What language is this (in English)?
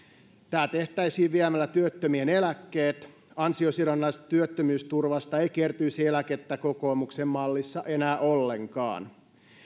Finnish